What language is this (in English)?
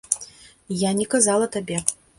Belarusian